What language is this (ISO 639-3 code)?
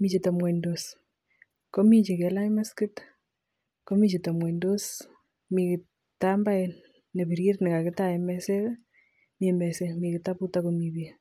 kln